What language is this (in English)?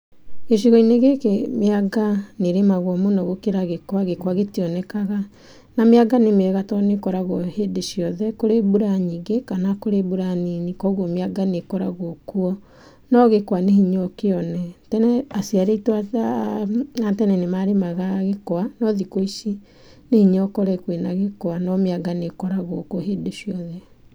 Kikuyu